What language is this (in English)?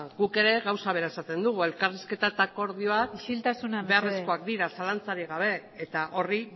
Basque